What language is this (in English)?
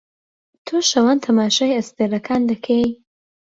Central Kurdish